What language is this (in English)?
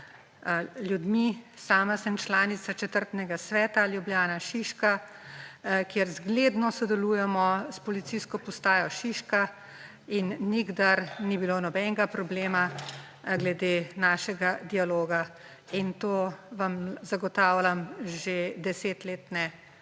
Slovenian